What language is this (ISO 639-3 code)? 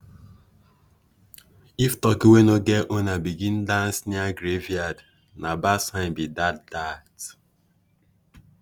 pcm